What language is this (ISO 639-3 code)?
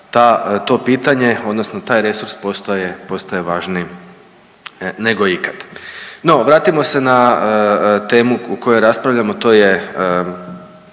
hrv